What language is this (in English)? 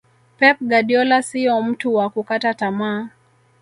Swahili